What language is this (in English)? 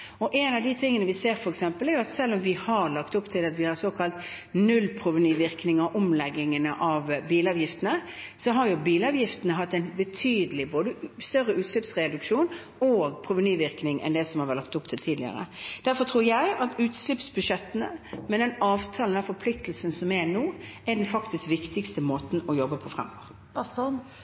Norwegian Bokmål